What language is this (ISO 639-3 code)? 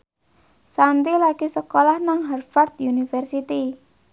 jav